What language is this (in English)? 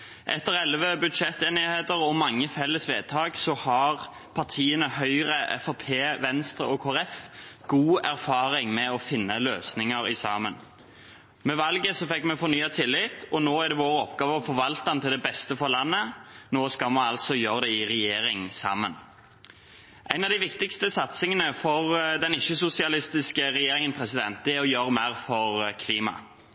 Norwegian Bokmål